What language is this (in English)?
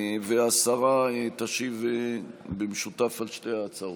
Hebrew